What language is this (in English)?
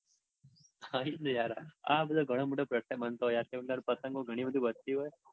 Gujarati